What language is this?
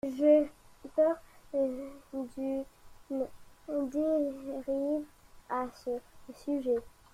French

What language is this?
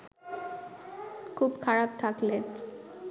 Bangla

